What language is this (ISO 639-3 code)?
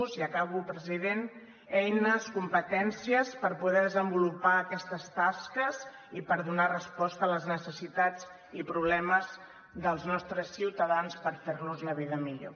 cat